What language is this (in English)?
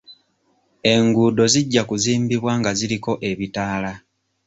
Ganda